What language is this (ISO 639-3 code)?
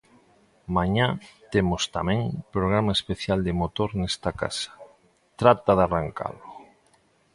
glg